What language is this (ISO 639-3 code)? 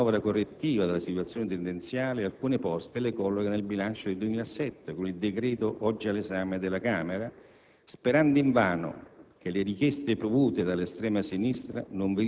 ita